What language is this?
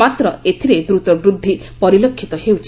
Odia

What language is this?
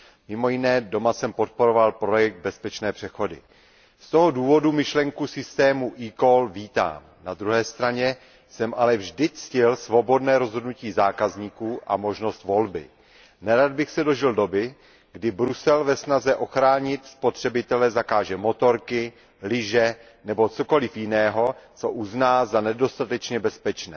Czech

